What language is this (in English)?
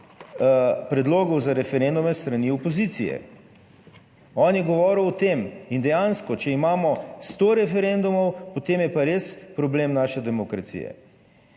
Slovenian